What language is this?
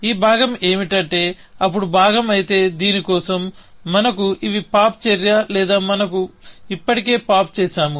Telugu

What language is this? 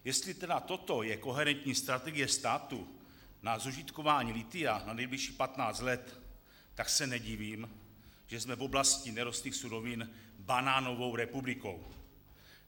Czech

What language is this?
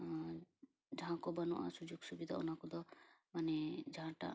Santali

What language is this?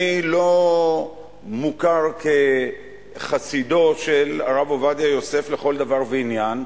Hebrew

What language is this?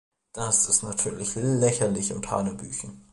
German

